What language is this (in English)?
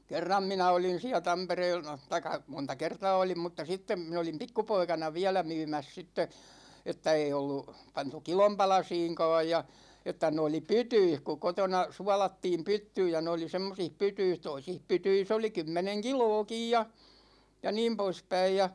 Finnish